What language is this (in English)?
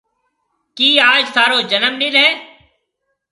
Marwari (Pakistan)